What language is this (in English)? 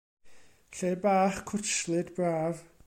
Welsh